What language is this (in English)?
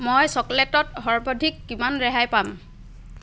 Assamese